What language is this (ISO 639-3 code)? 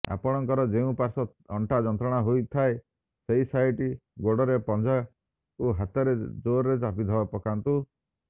ori